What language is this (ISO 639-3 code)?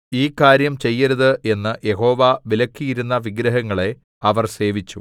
mal